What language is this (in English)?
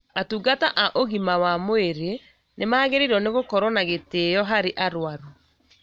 Kikuyu